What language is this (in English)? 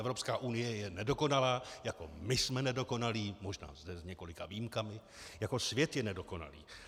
Czech